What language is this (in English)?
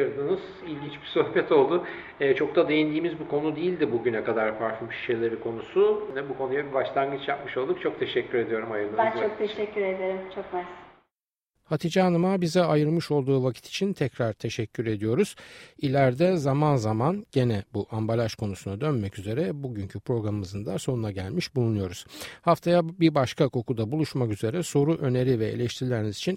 Turkish